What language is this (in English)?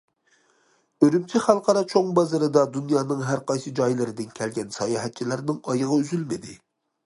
Uyghur